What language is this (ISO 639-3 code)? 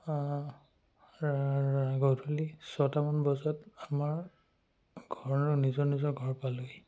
asm